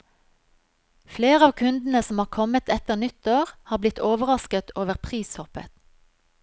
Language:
Norwegian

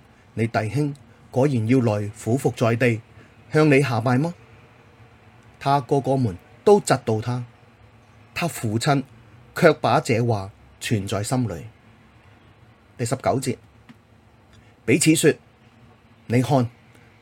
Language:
Chinese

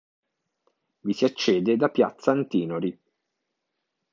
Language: Italian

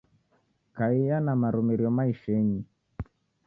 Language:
Taita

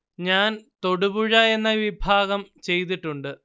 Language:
Malayalam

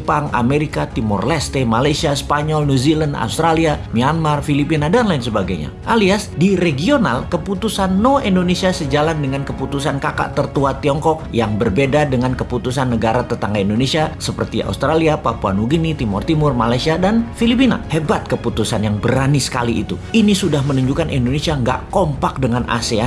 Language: Indonesian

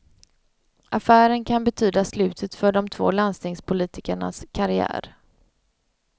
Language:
Swedish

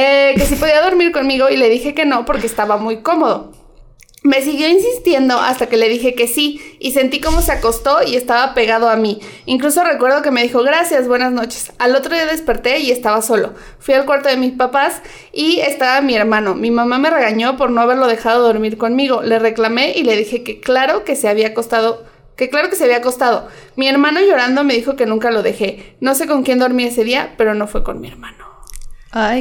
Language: Spanish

